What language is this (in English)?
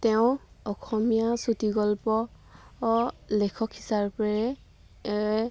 Assamese